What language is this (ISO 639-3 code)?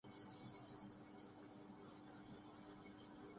urd